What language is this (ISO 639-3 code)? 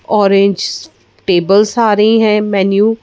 hin